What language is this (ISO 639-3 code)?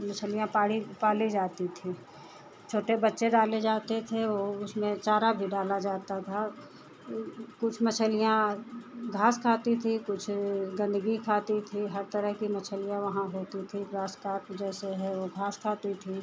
hin